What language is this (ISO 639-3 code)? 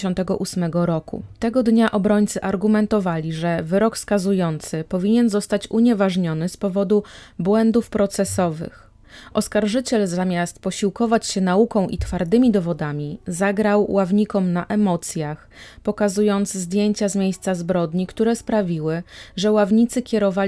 pol